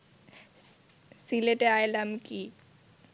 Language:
Bangla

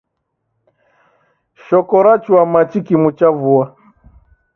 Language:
Taita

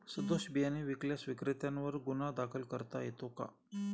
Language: Marathi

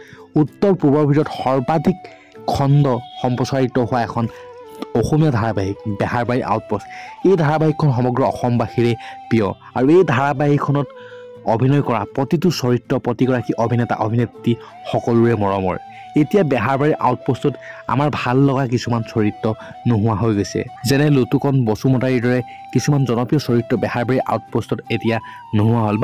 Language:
Hindi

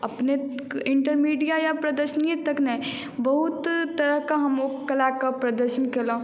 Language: Maithili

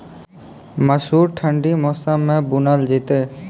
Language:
Maithili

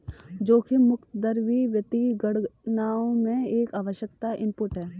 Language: Hindi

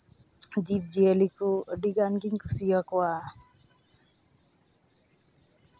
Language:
Santali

